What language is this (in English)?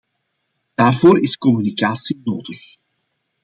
Dutch